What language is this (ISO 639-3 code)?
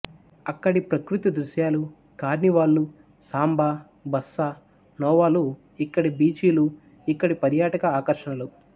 tel